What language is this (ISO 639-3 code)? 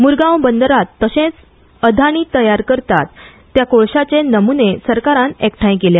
kok